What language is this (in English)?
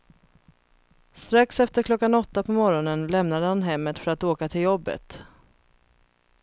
Swedish